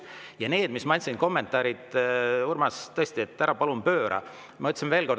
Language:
Estonian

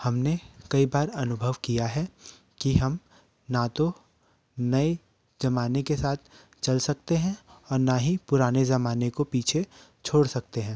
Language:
Hindi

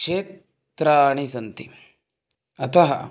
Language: Sanskrit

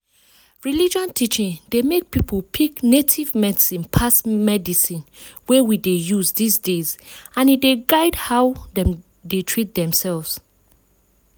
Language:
Nigerian Pidgin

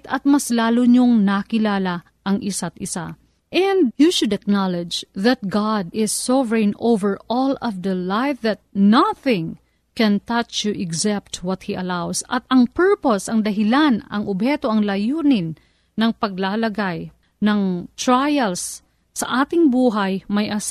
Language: Filipino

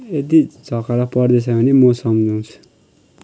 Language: Nepali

